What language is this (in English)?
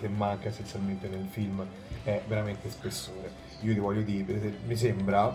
Italian